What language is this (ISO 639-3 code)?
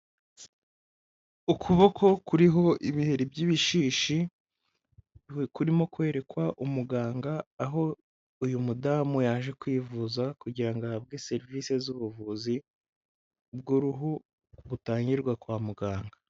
kin